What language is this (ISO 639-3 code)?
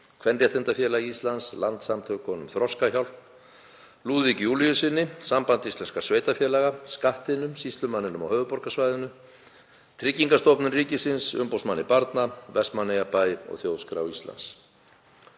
isl